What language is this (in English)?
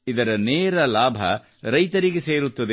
Kannada